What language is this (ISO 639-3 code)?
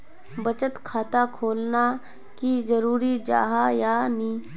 mag